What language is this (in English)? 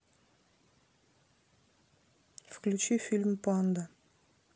Russian